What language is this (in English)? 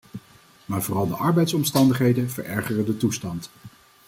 Dutch